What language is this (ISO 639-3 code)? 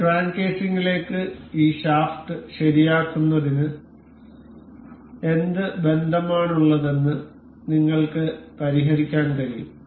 mal